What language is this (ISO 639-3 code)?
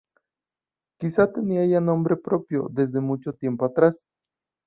spa